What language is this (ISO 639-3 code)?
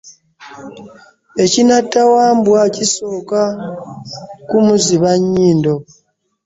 lug